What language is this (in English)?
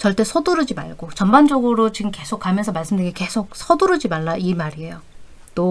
Korean